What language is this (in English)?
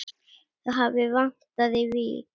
Icelandic